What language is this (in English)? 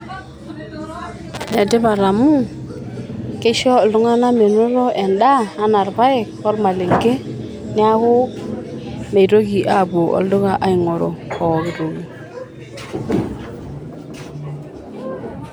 Masai